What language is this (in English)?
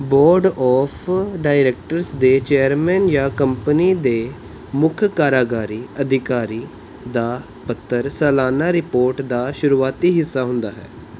Punjabi